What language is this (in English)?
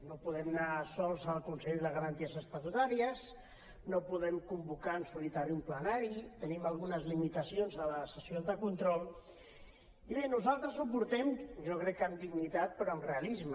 Catalan